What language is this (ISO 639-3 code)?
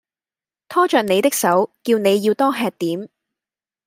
yue